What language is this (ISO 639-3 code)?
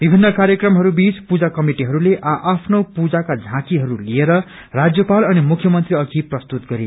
nep